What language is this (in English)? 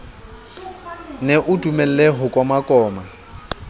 Southern Sotho